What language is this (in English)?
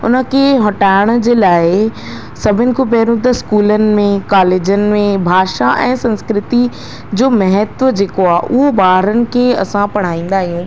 Sindhi